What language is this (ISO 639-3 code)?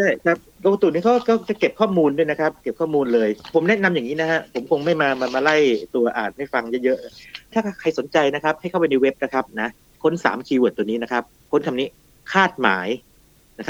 tha